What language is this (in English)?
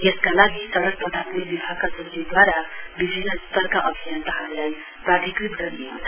Nepali